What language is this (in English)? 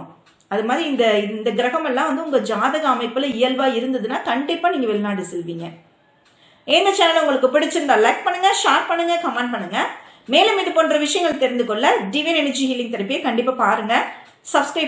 Tamil